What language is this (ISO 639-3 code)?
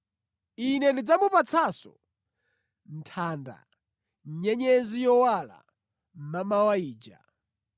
nya